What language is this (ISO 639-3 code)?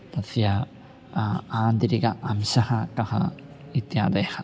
san